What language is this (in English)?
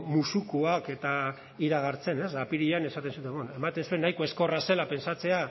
Basque